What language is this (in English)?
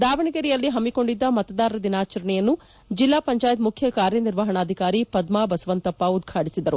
Kannada